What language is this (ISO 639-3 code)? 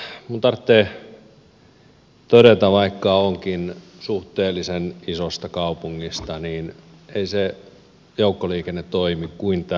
fin